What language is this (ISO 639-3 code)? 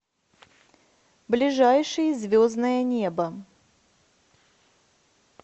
rus